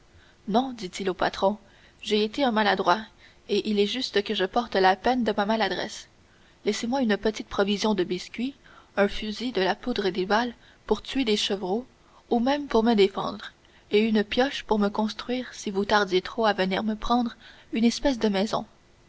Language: French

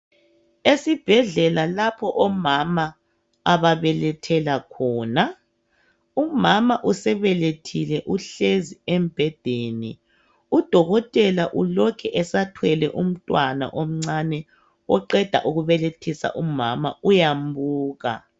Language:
North Ndebele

